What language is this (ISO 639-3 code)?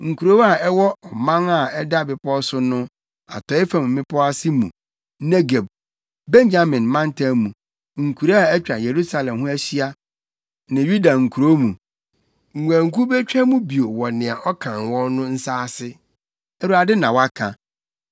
aka